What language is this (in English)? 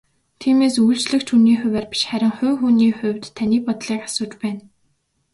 Mongolian